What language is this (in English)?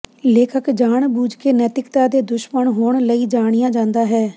Punjabi